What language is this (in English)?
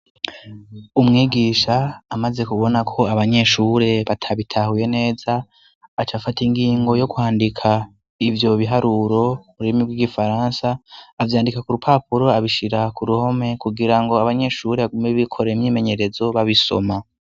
Rundi